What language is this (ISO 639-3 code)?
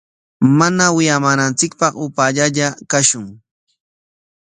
qwa